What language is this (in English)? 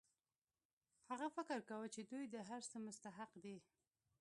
Pashto